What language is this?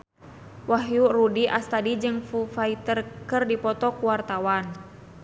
Sundanese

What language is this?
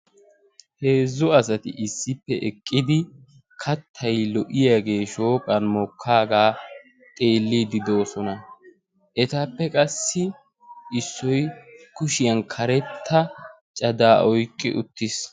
Wolaytta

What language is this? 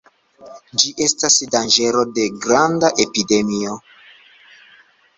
Esperanto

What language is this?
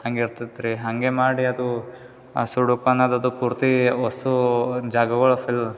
Kannada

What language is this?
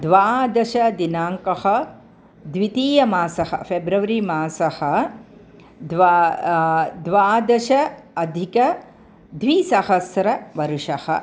Sanskrit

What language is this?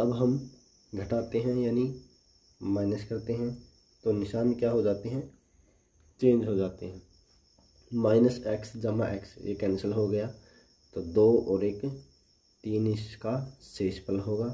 Hindi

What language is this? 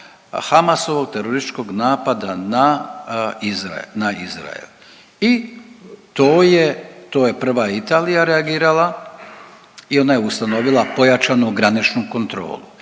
Croatian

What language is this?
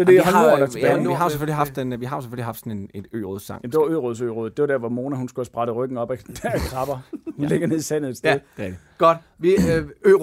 Danish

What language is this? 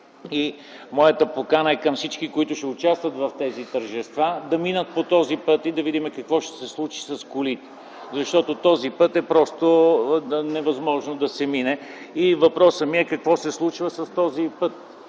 Bulgarian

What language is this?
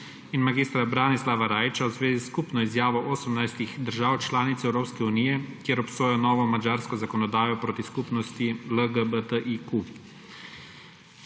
Slovenian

